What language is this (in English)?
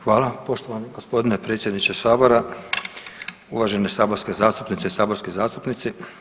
Croatian